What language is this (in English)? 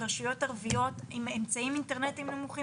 Hebrew